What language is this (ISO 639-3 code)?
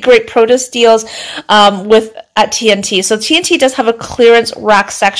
eng